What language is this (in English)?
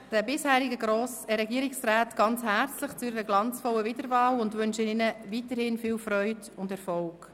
Swiss German